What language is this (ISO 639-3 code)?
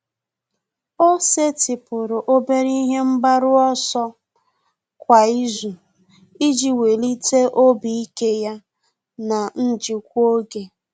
ibo